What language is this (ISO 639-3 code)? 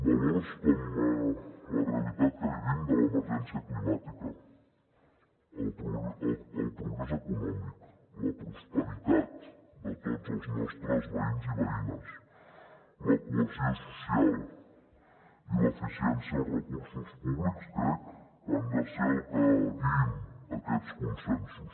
cat